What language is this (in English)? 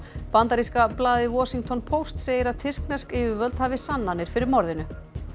Icelandic